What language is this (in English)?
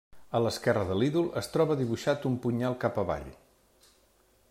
Catalan